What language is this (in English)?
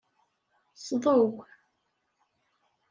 Kabyle